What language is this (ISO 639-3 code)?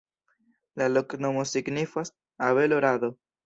epo